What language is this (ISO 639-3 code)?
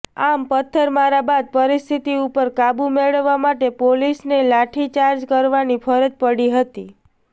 guj